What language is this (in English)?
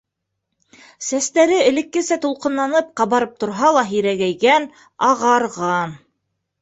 Bashkir